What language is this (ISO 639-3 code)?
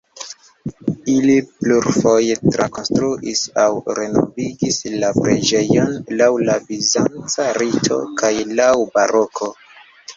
epo